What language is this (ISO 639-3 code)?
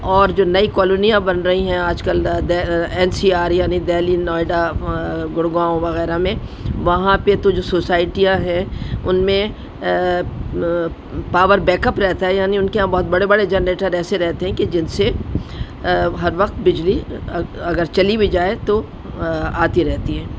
urd